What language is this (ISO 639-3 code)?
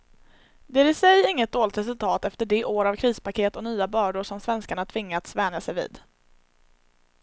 swe